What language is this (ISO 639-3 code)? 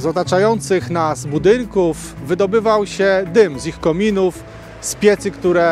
pol